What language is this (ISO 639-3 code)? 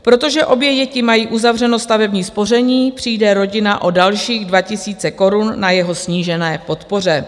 ces